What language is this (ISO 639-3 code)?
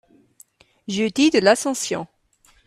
fra